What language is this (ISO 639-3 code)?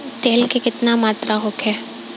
bho